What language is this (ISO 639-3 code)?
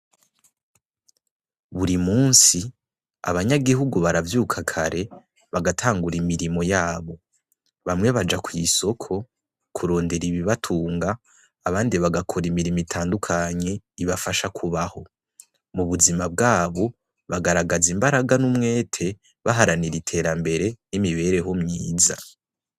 run